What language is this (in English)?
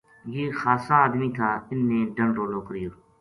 Gujari